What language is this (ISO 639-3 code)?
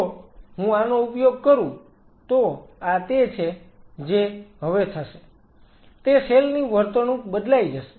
guj